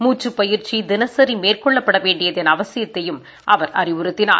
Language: Tamil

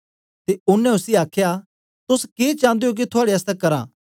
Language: Dogri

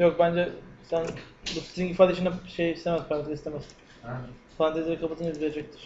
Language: Turkish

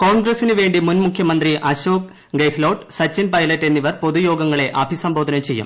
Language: Malayalam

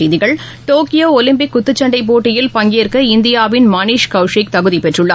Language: Tamil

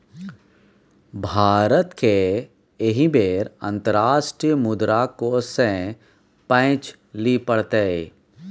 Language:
Maithili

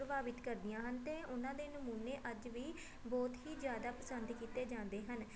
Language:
Punjabi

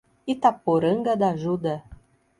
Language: Portuguese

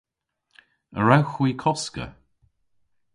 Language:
Cornish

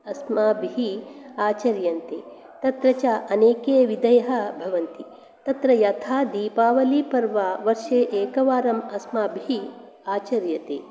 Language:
Sanskrit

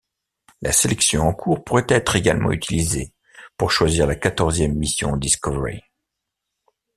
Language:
French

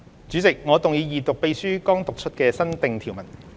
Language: Cantonese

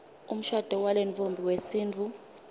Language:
Swati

